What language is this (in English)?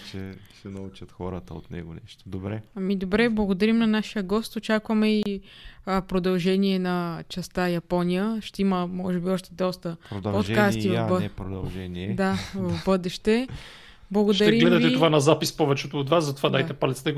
Bulgarian